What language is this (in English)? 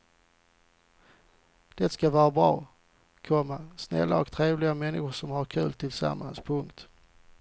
Swedish